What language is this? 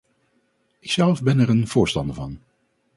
Dutch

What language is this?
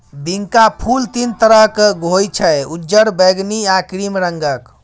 Maithili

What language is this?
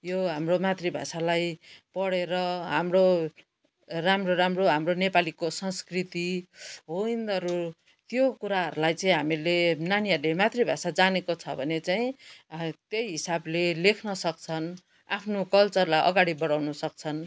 Nepali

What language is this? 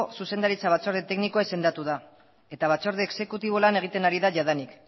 Basque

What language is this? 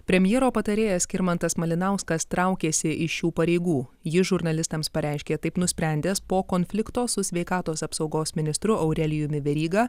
Lithuanian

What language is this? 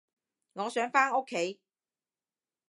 Cantonese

